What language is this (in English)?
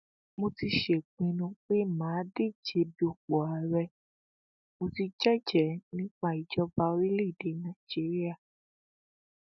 Yoruba